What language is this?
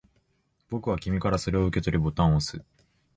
Japanese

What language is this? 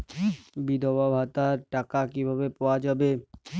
Bangla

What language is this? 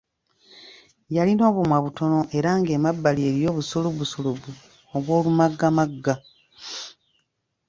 Ganda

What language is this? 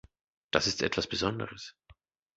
German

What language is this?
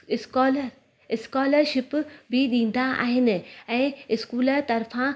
Sindhi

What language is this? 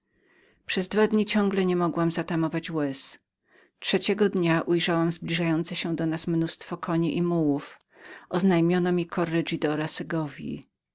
Polish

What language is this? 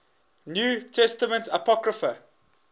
English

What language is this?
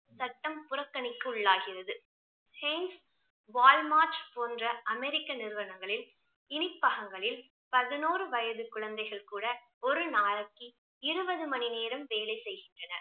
Tamil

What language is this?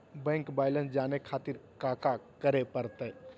Magahi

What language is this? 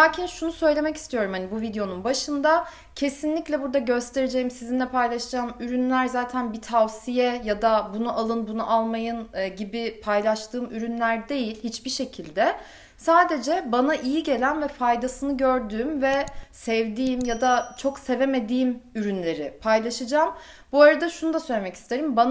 Turkish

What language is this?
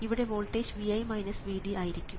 Malayalam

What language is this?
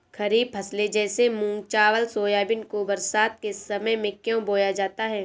Hindi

